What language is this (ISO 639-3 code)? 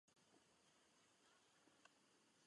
ces